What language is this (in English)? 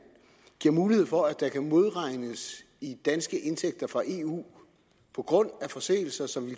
Danish